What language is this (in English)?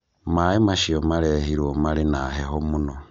Kikuyu